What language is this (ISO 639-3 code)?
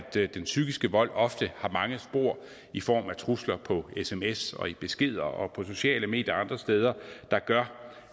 dan